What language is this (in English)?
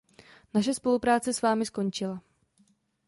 Czech